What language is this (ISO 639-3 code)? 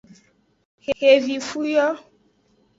ajg